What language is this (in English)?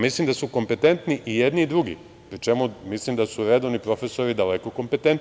Serbian